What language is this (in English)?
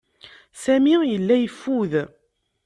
Kabyle